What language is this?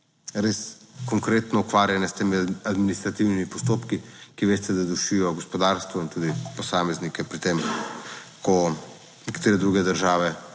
Slovenian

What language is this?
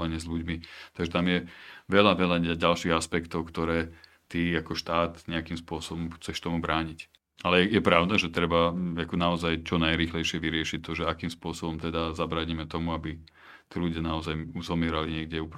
Slovak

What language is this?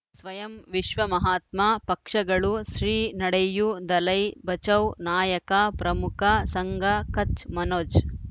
Kannada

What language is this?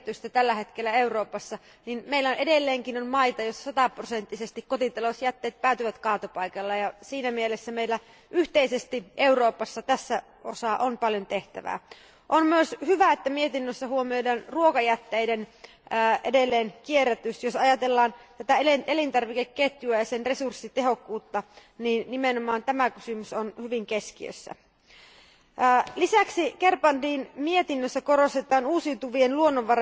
Finnish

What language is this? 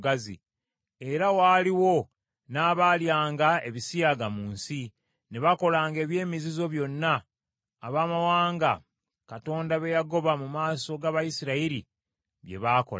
Ganda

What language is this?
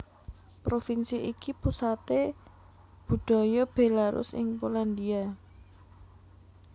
Javanese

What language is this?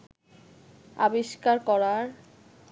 Bangla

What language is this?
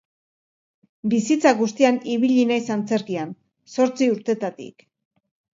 Basque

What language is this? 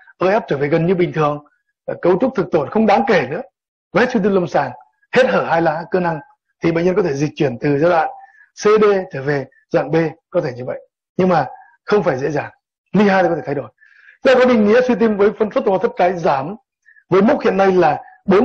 Vietnamese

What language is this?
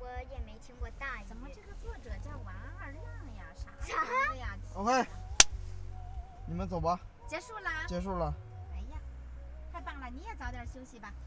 Chinese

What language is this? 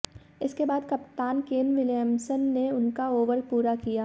Hindi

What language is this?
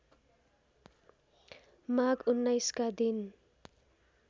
Nepali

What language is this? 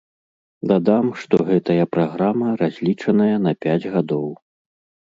Belarusian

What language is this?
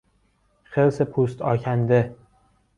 Persian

